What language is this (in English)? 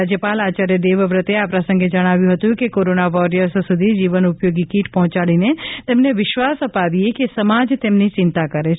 Gujarati